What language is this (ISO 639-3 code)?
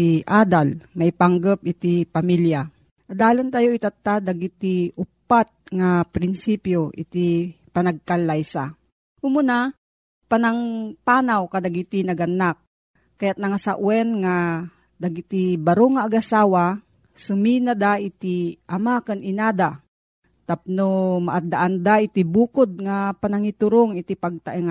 fil